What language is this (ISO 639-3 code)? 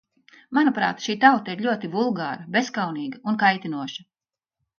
lav